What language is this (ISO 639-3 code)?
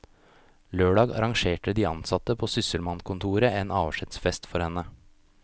nor